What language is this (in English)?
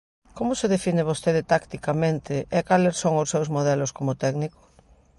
Galician